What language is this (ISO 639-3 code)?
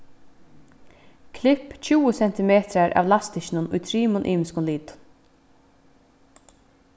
fao